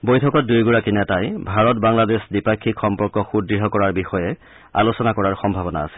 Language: Assamese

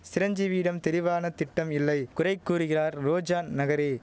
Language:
Tamil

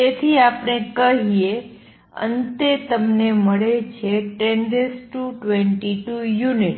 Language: Gujarati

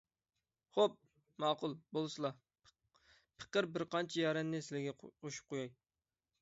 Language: Uyghur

